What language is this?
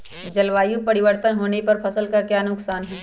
Magahi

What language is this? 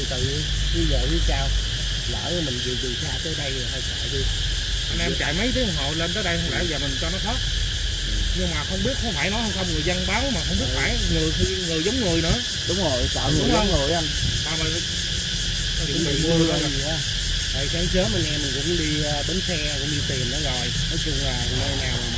Vietnamese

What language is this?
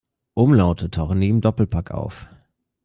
German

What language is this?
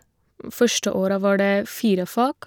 Norwegian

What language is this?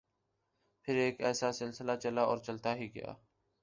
Urdu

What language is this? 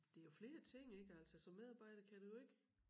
Danish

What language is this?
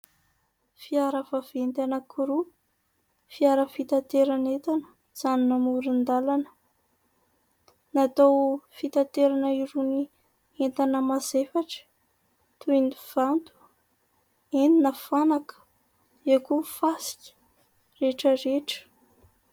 Malagasy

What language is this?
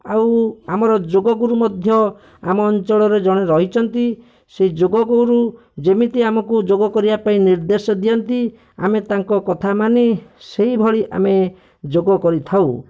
Odia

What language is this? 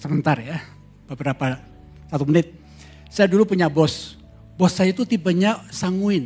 Indonesian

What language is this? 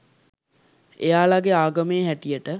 Sinhala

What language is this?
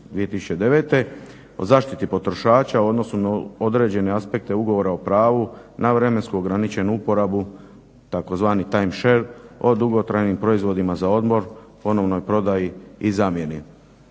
Croatian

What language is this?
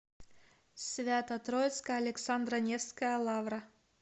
Russian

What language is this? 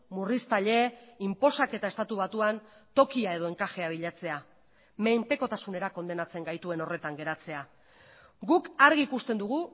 Basque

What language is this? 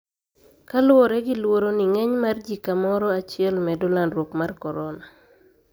Luo (Kenya and Tanzania)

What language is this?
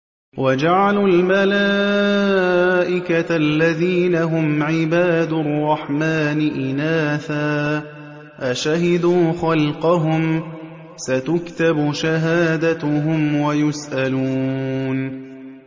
Arabic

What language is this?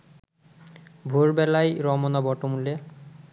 Bangla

